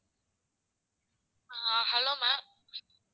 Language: Tamil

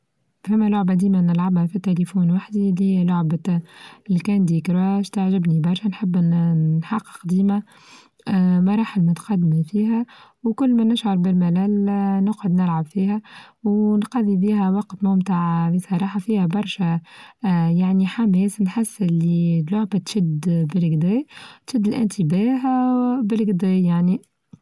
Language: Tunisian Arabic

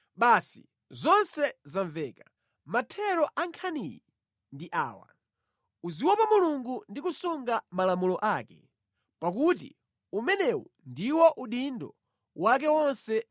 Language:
Nyanja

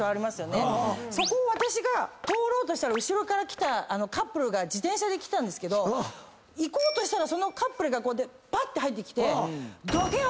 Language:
Japanese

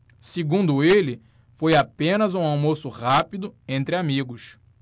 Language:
Portuguese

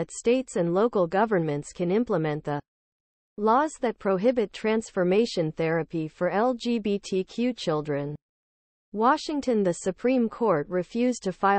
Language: English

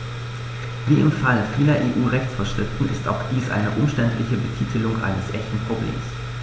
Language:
German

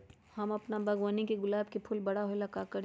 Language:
Magahi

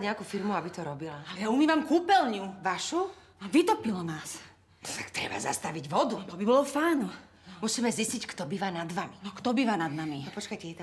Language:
Czech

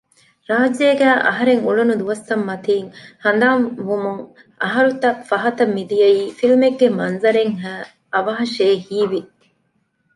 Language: Divehi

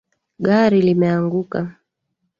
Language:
Swahili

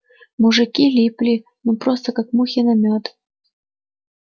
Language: Russian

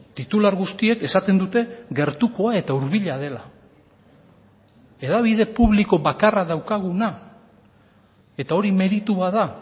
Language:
Basque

